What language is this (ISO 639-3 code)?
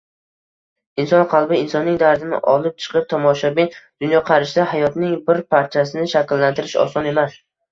uzb